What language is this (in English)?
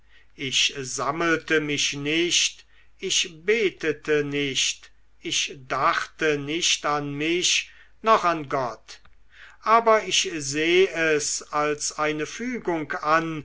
German